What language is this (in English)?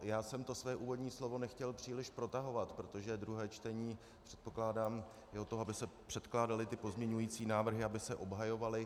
Czech